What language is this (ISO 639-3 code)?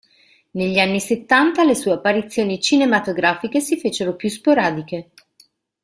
ita